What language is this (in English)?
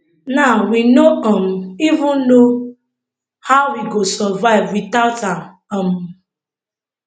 Nigerian Pidgin